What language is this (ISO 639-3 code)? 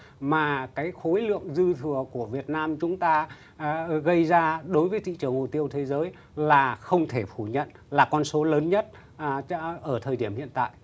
vie